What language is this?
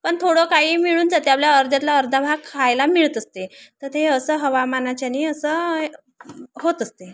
Marathi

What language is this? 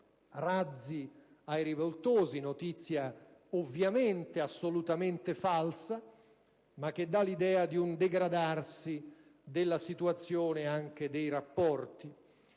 Italian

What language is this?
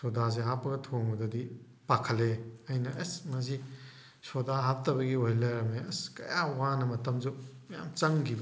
Manipuri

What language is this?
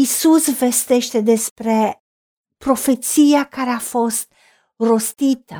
Romanian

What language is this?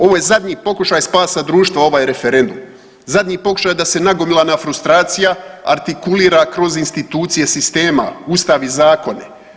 Croatian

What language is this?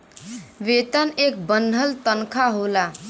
Bhojpuri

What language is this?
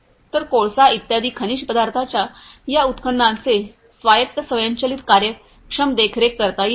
Marathi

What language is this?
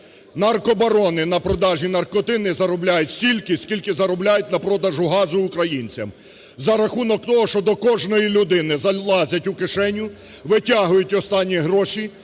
Ukrainian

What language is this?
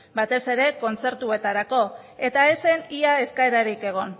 Basque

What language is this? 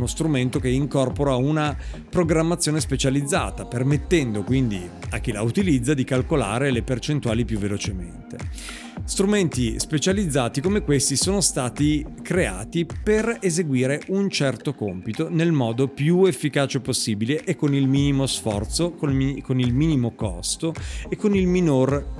Italian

